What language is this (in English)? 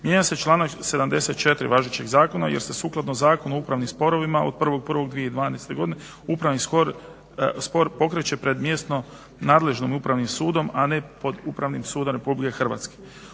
Croatian